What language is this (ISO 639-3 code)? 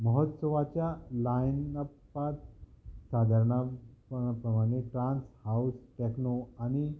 kok